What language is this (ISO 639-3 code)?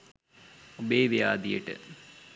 sin